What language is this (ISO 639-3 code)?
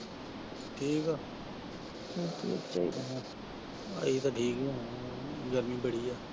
pan